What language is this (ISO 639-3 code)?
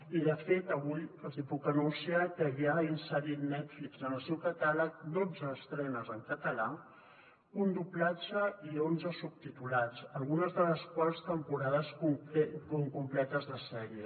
cat